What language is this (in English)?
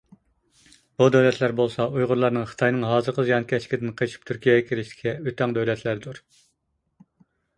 Uyghur